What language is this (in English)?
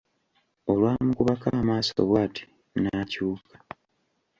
Ganda